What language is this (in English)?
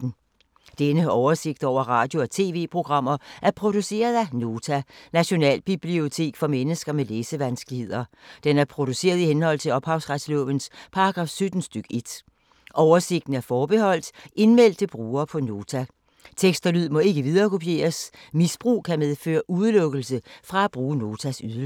Danish